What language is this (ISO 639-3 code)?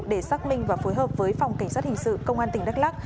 vie